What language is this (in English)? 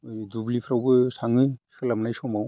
Bodo